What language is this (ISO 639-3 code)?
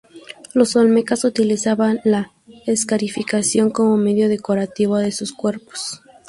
spa